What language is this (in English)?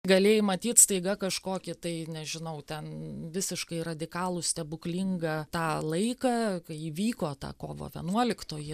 Lithuanian